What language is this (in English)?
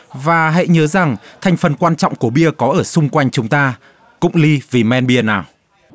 Vietnamese